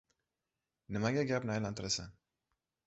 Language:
Uzbek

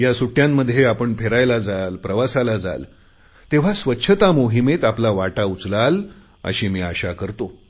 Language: Marathi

